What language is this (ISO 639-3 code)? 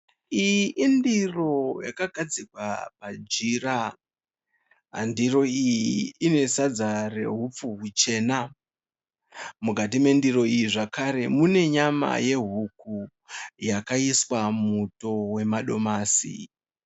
sna